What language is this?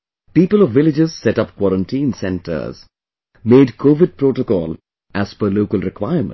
English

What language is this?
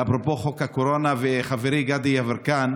Hebrew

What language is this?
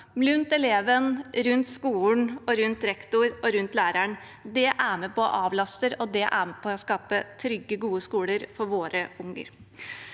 Norwegian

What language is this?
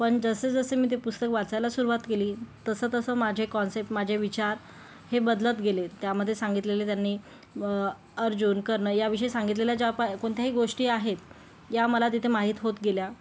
Marathi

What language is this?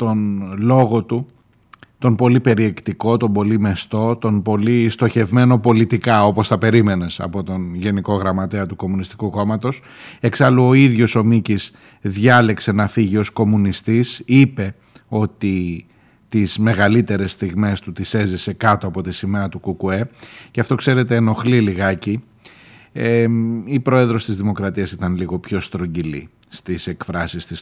Greek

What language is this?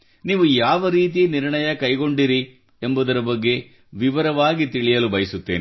Kannada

